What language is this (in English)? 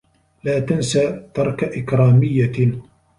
Arabic